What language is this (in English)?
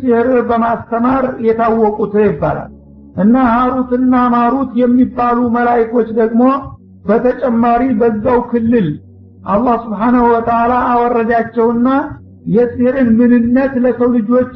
Arabic